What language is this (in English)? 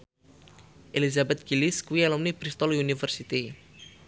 Javanese